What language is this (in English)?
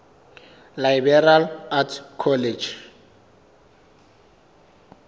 Southern Sotho